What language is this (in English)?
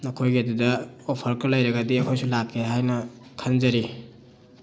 Manipuri